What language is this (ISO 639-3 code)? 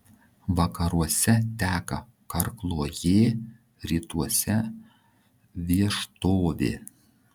lit